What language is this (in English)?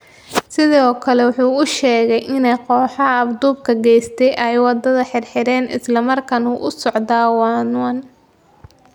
Somali